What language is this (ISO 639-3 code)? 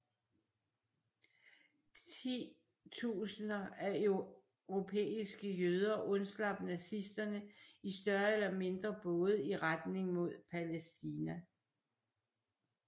dan